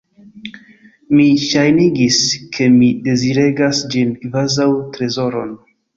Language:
Esperanto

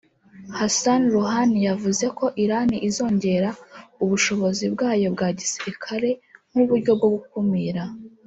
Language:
Kinyarwanda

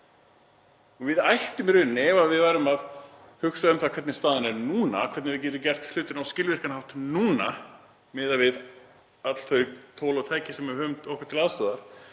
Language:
Icelandic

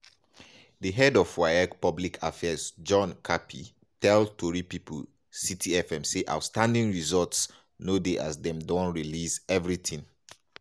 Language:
Nigerian Pidgin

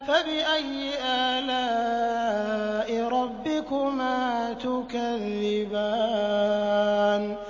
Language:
Arabic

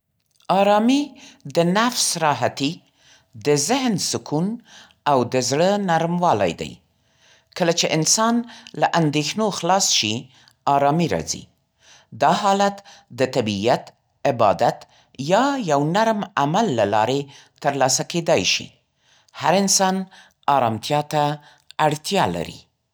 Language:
Central Pashto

